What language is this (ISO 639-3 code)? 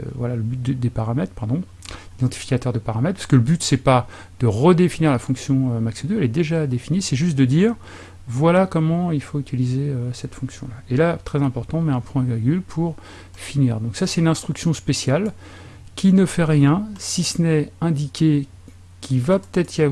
fra